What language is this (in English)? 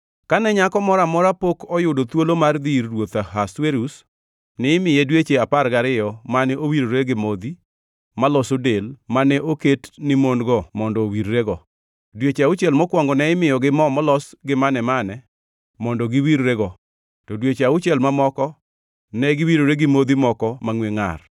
Luo (Kenya and Tanzania)